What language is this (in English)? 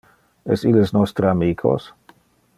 Interlingua